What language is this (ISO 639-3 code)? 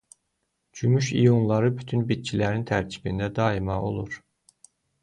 aze